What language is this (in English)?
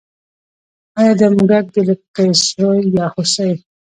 Pashto